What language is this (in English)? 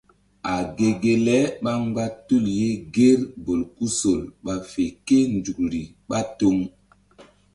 Mbum